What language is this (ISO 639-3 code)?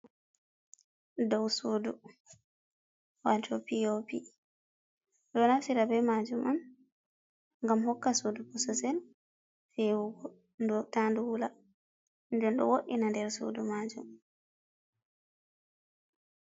ful